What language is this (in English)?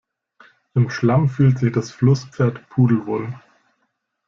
German